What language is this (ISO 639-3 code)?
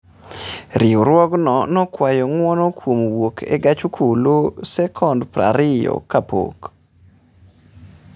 luo